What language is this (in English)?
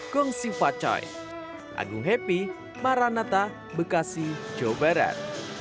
Indonesian